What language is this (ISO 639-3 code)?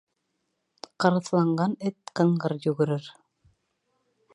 bak